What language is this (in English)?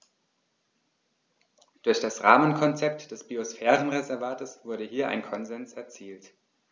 German